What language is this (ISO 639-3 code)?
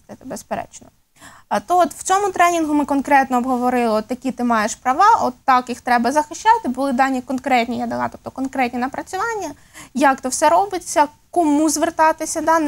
rus